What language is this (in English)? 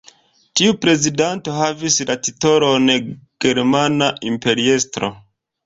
Esperanto